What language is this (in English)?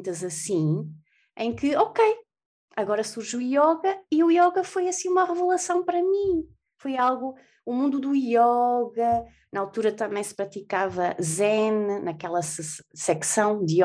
Portuguese